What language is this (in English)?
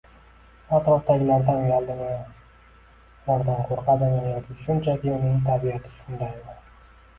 Uzbek